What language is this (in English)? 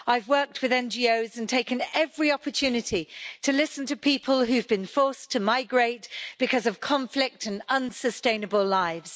English